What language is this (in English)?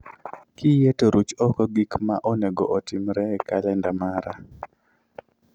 Luo (Kenya and Tanzania)